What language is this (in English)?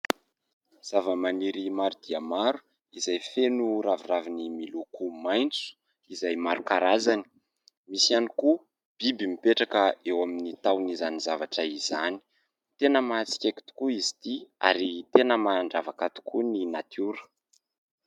Malagasy